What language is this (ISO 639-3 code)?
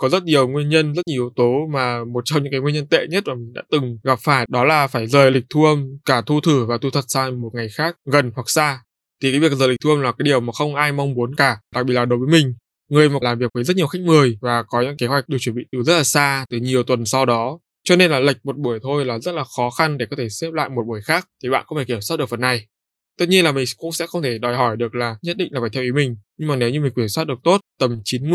vie